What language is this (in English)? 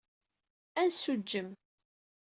Kabyle